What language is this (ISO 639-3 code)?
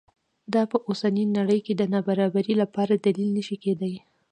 pus